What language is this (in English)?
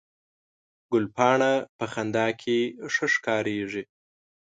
Pashto